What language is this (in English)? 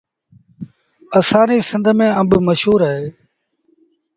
Sindhi Bhil